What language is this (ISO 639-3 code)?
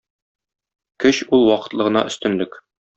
tat